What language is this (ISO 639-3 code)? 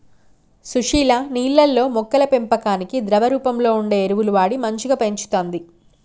tel